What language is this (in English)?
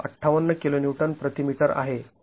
Marathi